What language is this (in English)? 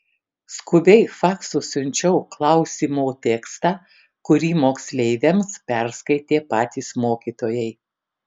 Lithuanian